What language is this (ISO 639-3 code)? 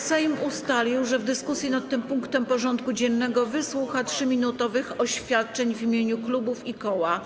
pol